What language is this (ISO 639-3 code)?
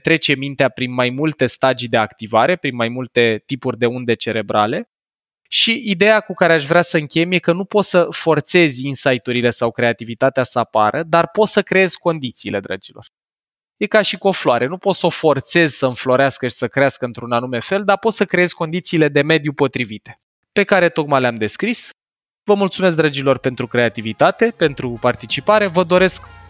ron